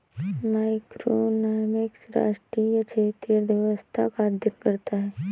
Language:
Hindi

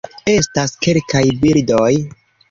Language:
Esperanto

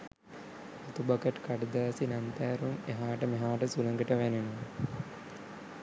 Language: Sinhala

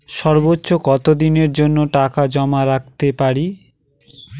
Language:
Bangla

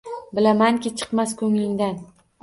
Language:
Uzbek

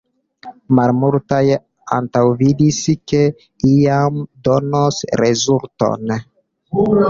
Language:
Esperanto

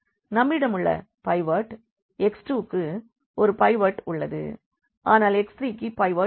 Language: Tamil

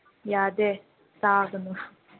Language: Manipuri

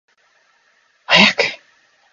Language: Japanese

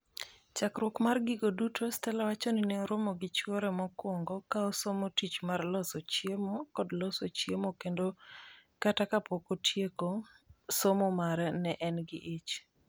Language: Luo (Kenya and Tanzania)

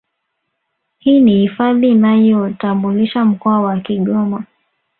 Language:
Swahili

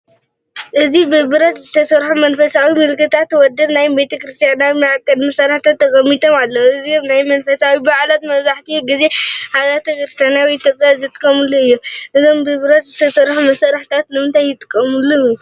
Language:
Tigrinya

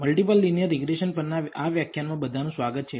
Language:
Gujarati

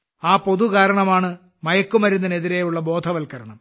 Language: Malayalam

